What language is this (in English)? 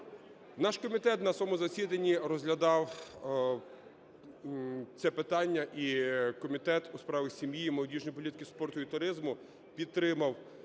Ukrainian